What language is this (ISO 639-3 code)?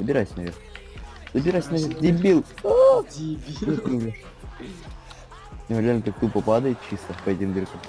rus